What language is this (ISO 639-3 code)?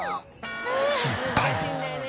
jpn